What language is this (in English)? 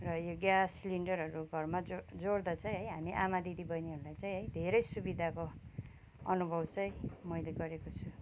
Nepali